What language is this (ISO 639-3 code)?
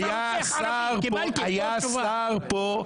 heb